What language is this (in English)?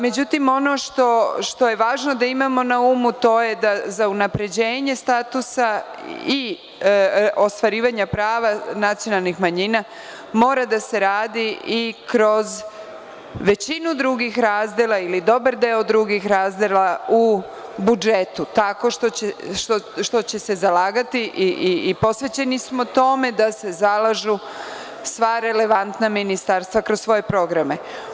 Serbian